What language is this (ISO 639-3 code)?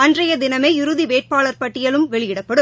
tam